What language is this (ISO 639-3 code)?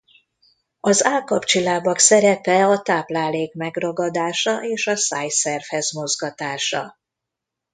hun